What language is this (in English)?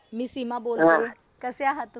Marathi